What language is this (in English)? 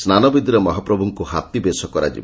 Odia